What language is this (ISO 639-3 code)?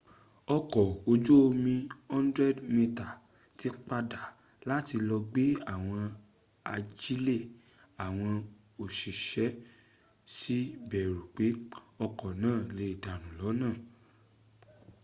yor